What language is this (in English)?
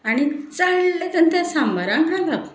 Konkani